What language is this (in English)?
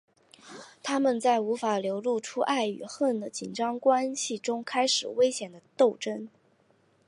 Chinese